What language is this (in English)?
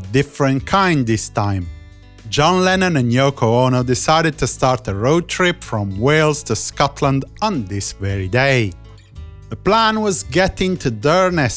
English